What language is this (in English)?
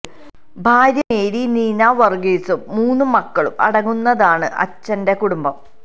Malayalam